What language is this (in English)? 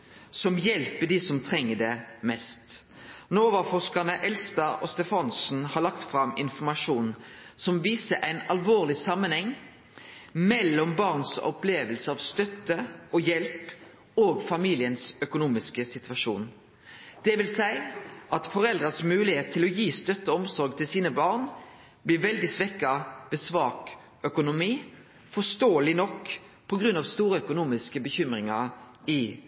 Norwegian Nynorsk